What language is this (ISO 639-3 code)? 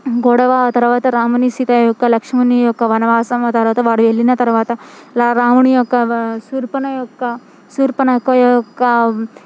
tel